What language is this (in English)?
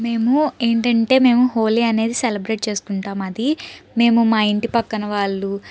Telugu